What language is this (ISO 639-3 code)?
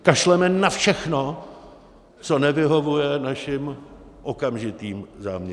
ces